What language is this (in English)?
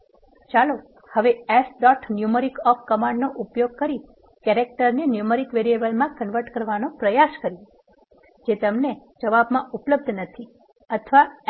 Gujarati